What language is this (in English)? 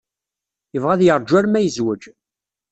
Kabyle